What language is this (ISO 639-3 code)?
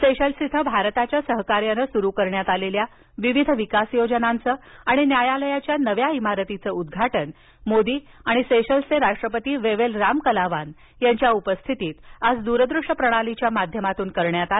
mar